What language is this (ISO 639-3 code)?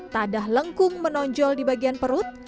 ind